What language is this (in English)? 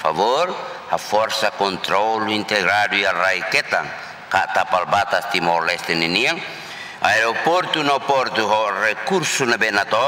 Indonesian